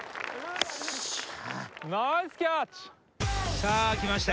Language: Japanese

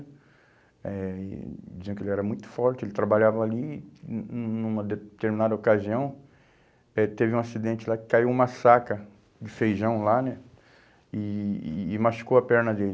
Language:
Portuguese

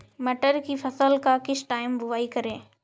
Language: Hindi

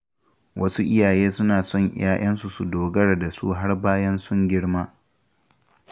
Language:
Hausa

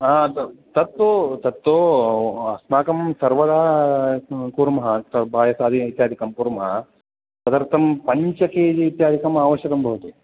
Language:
Sanskrit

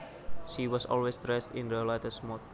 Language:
Javanese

